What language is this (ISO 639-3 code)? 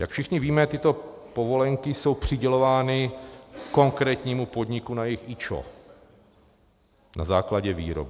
ces